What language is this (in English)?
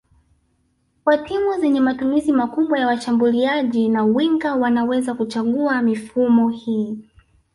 Swahili